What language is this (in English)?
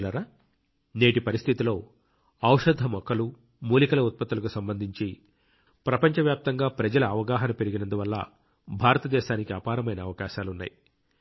Telugu